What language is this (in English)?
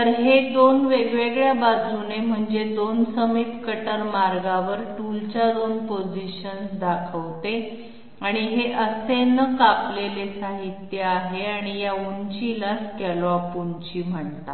Marathi